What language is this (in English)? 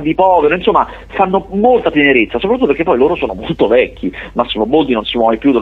Italian